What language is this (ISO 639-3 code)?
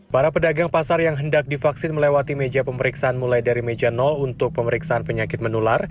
ind